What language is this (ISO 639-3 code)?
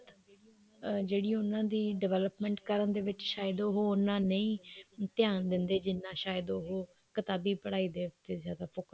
pan